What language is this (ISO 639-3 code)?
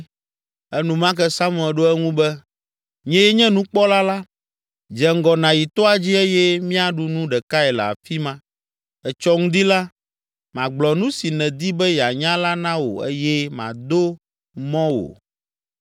ewe